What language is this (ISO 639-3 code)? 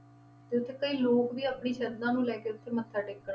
pan